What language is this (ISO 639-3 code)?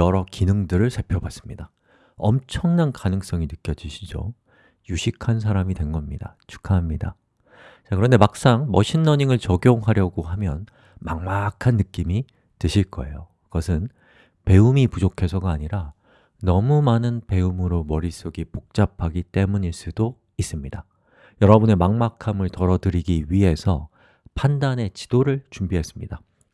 kor